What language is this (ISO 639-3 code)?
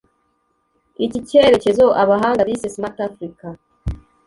kin